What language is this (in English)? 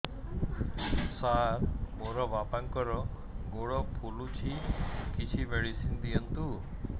Odia